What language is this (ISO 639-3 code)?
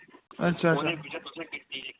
doi